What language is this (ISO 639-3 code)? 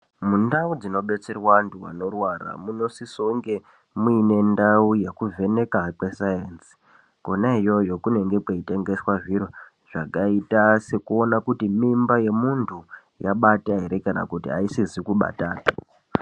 ndc